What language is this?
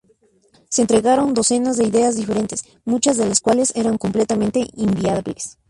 Spanish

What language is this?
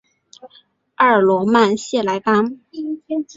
Chinese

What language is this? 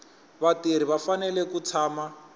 Tsonga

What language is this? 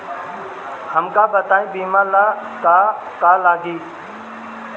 Bhojpuri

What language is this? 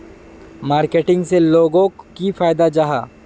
Magahi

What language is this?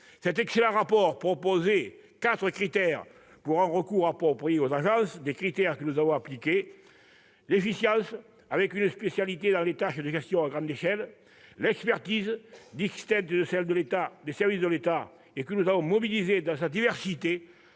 French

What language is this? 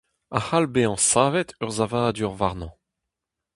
Breton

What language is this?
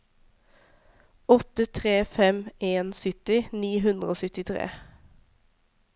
Norwegian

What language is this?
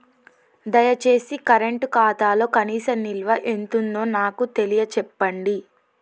Telugu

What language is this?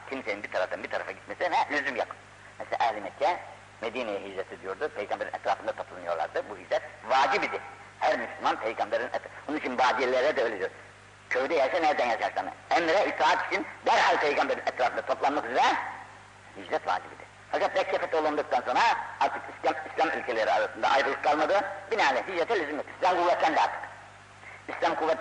Turkish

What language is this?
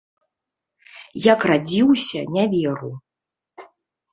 Belarusian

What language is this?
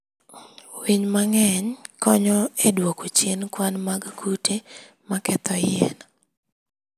Luo (Kenya and Tanzania)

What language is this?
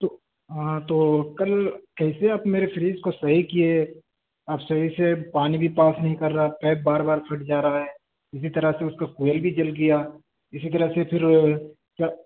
Urdu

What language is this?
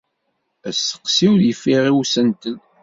Kabyle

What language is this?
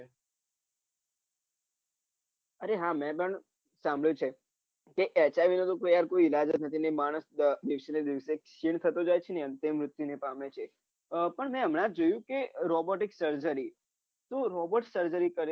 Gujarati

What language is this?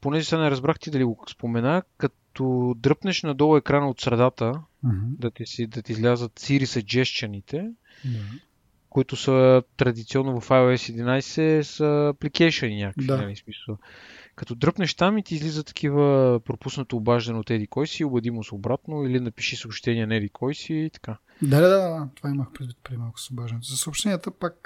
Bulgarian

